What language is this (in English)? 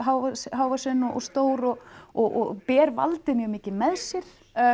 Icelandic